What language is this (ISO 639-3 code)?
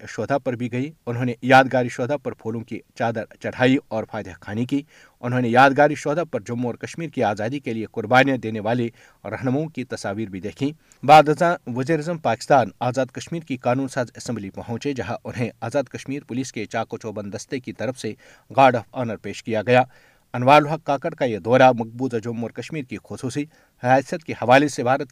urd